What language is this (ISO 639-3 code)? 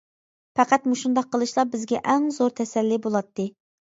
uig